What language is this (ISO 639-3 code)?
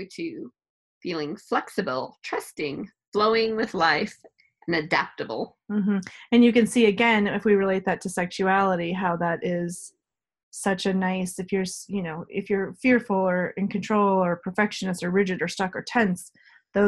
eng